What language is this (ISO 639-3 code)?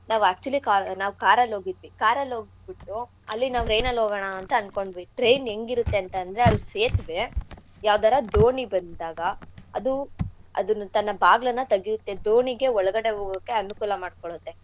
kan